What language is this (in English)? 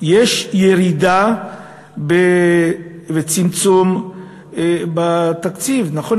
Hebrew